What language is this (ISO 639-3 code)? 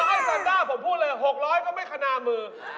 tha